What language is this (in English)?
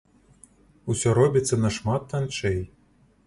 Belarusian